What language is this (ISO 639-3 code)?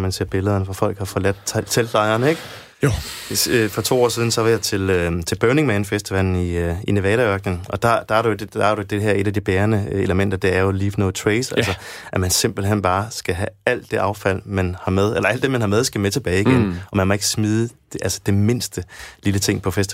dan